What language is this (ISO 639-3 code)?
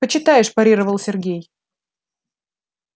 rus